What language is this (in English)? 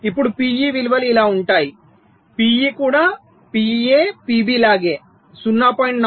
Telugu